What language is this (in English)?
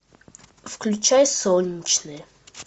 Russian